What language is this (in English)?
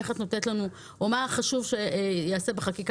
Hebrew